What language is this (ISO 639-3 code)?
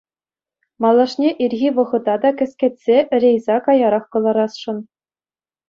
chv